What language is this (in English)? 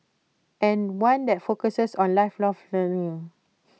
English